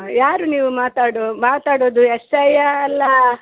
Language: Kannada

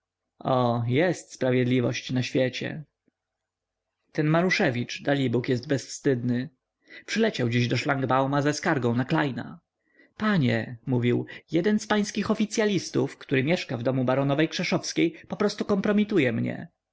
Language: Polish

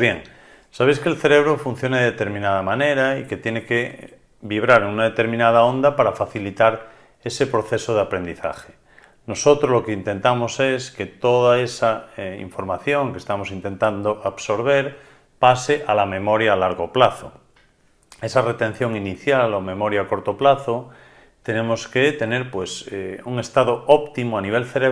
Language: Spanish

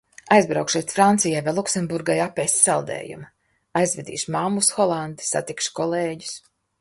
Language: Latvian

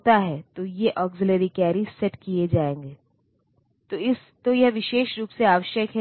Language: Hindi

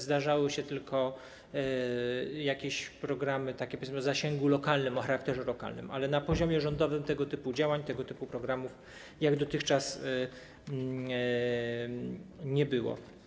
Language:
Polish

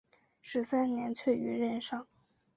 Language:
Chinese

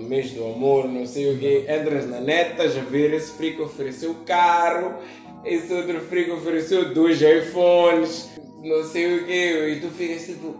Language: Portuguese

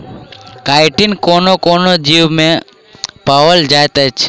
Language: Maithili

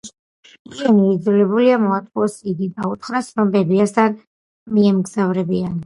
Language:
Georgian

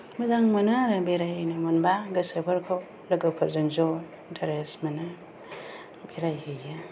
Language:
Bodo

